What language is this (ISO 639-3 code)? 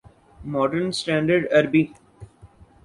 urd